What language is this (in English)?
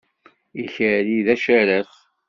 Kabyle